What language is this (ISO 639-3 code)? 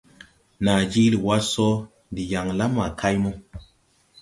tui